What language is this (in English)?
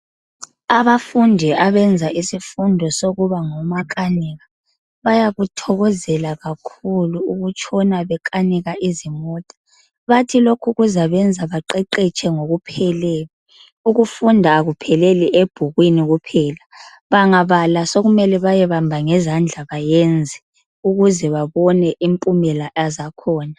North Ndebele